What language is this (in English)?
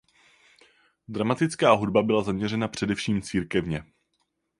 Czech